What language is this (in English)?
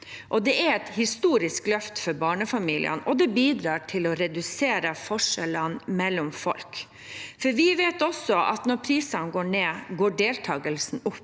Norwegian